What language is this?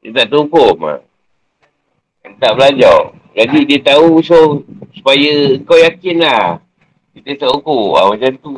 Malay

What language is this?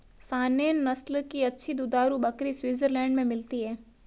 Hindi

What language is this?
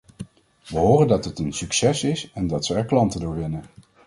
Dutch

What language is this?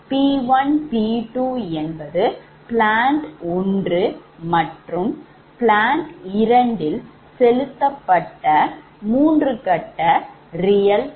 Tamil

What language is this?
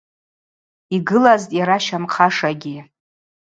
Abaza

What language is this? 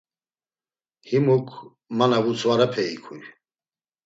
Laz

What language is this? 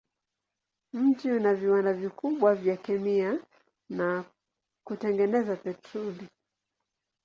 Swahili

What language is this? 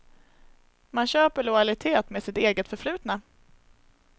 Swedish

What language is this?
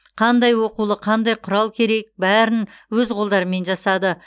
Kazakh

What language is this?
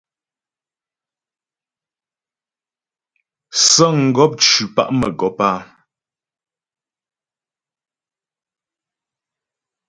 Ghomala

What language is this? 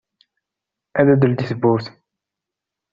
Kabyle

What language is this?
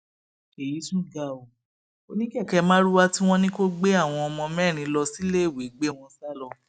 Yoruba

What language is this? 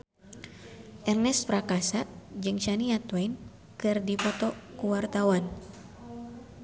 Sundanese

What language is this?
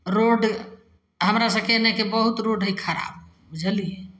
Maithili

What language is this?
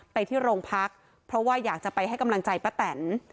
Thai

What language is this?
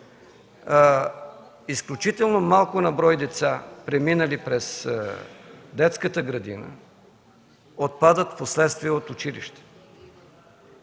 Bulgarian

